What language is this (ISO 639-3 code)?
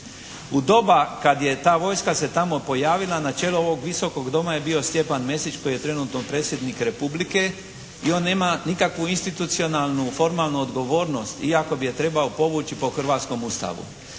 hrv